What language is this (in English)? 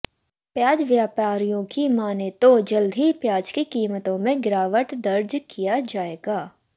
Hindi